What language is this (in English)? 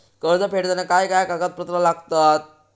Marathi